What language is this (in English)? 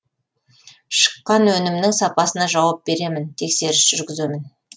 Kazakh